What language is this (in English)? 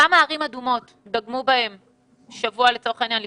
Hebrew